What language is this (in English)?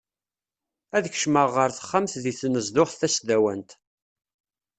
Kabyle